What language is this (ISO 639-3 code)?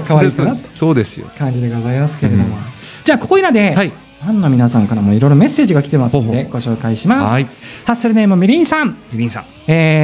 jpn